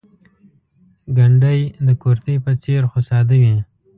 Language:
Pashto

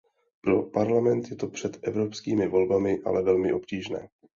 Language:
Czech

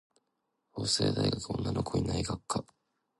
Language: Japanese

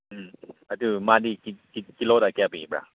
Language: Manipuri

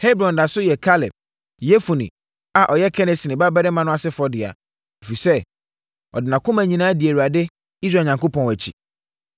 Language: Akan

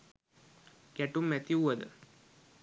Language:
Sinhala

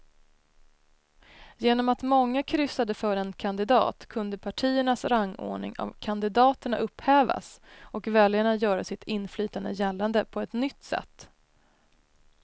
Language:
Swedish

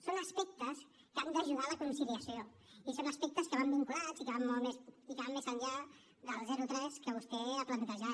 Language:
Catalan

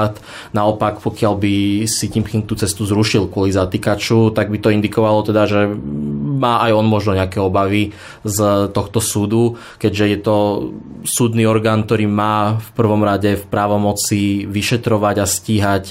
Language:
Slovak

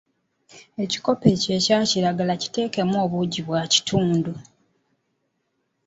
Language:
Ganda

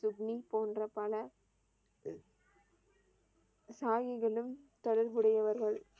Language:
Tamil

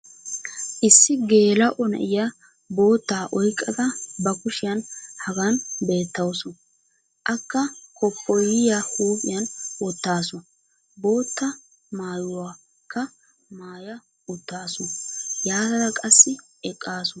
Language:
Wolaytta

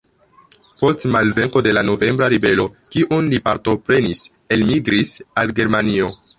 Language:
Esperanto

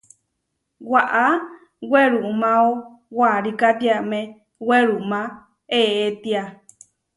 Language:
Huarijio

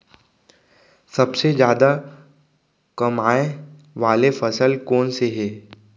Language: Chhattisgarhi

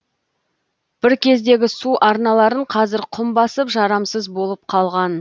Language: Kazakh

